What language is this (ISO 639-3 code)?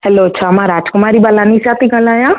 snd